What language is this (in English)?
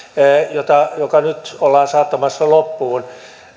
Finnish